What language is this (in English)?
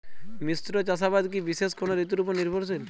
Bangla